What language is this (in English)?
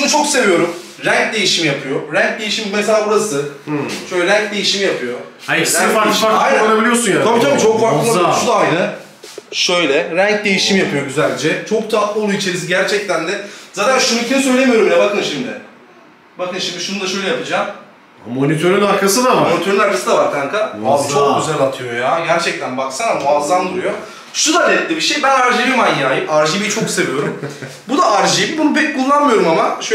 Turkish